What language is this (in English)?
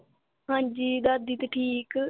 Punjabi